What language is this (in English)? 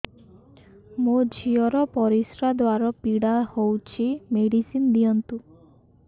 Odia